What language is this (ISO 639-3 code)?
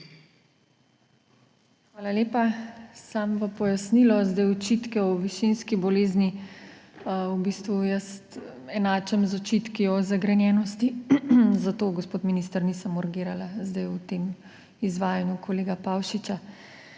slv